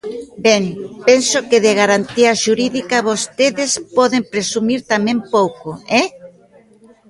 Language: Galician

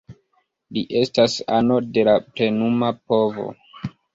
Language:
Esperanto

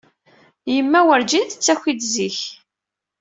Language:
Kabyle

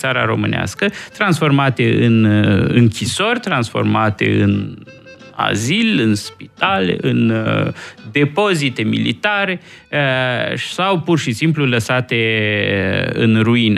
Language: Romanian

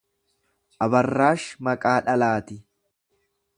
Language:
Oromo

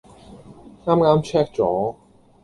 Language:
Cantonese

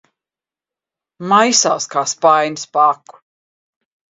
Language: Latvian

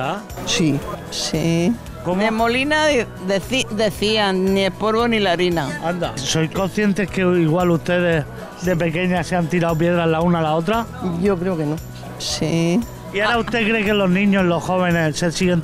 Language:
Spanish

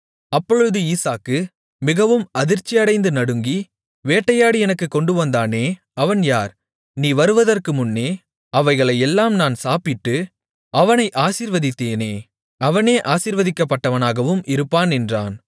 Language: Tamil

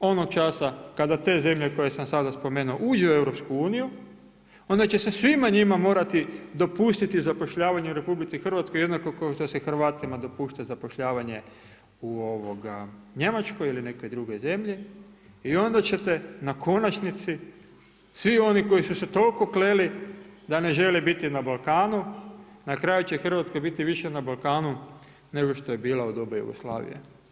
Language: Croatian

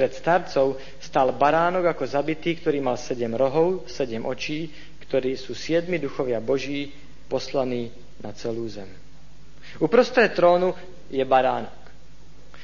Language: Slovak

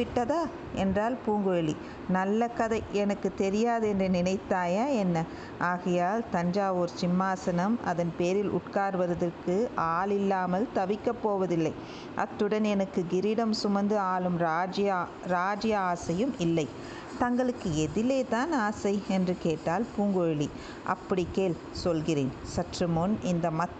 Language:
Tamil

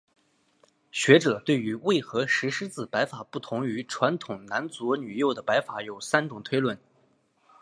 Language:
Chinese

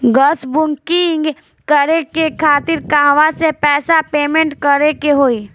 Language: Bhojpuri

